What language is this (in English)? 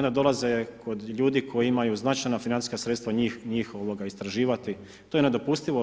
Croatian